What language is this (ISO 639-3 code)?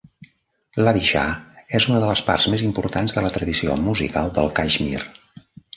cat